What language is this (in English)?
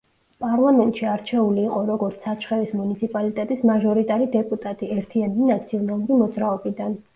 Georgian